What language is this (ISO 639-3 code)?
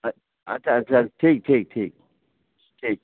mai